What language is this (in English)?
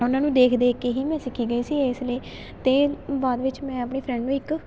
Punjabi